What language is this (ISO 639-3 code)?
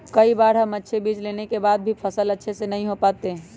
mag